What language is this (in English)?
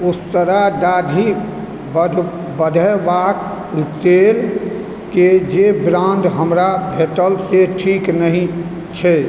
Maithili